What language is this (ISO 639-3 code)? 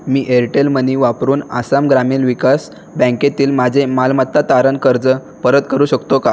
mar